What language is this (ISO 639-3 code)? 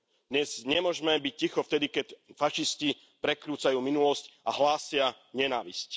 slk